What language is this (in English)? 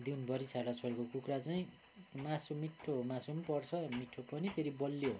Nepali